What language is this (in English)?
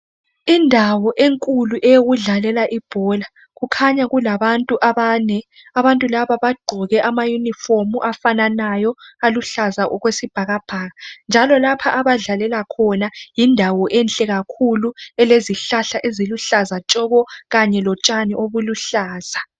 North Ndebele